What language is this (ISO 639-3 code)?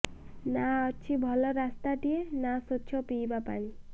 ori